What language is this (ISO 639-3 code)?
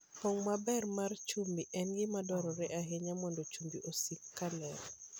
luo